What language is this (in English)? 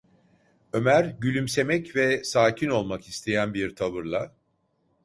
Turkish